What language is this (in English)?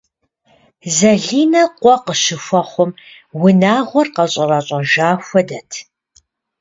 Kabardian